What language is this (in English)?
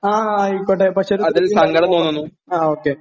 Malayalam